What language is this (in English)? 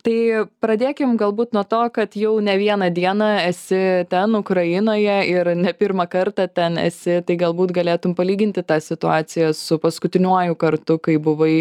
Lithuanian